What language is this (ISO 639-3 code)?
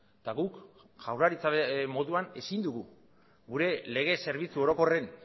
eus